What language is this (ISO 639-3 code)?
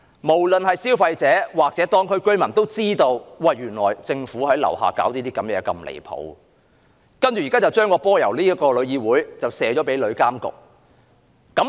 yue